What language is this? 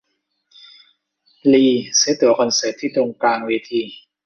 Thai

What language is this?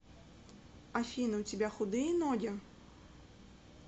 Russian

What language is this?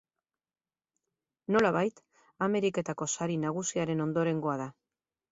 Basque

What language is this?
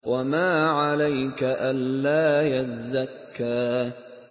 Arabic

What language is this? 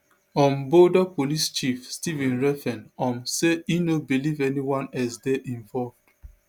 Nigerian Pidgin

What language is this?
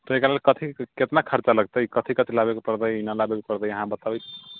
Maithili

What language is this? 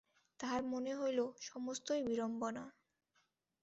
Bangla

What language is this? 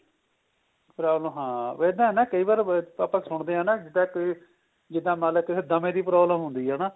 Punjabi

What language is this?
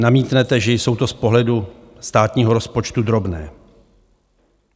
Czech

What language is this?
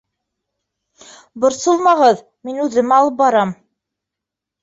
Bashkir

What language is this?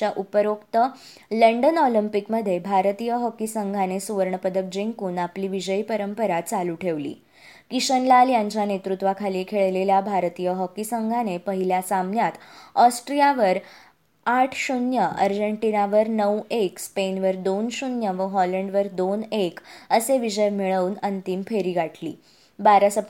Marathi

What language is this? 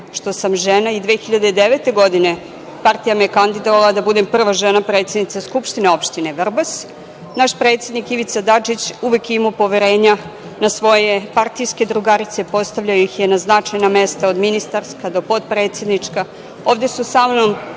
Serbian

